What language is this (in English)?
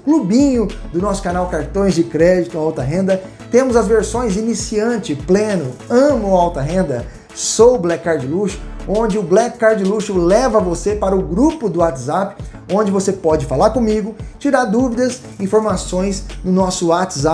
Portuguese